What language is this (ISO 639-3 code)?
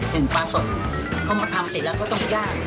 tha